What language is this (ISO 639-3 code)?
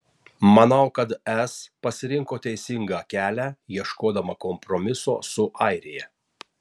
lit